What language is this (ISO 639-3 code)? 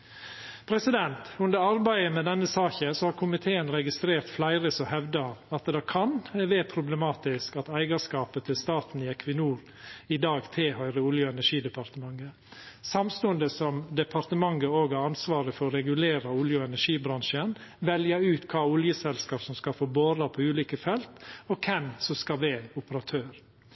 nno